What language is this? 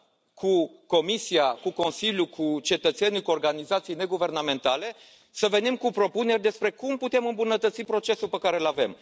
Romanian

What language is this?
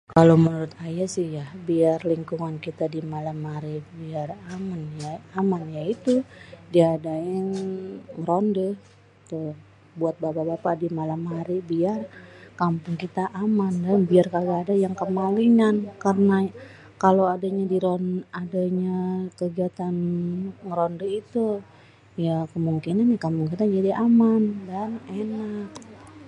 Betawi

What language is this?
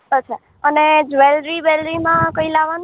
Gujarati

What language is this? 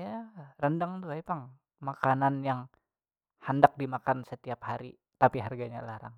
Banjar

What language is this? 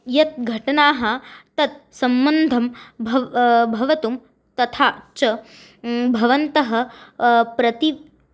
Sanskrit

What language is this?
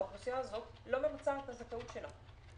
Hebrew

